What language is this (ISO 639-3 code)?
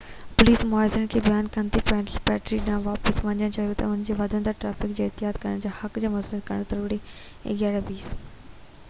snd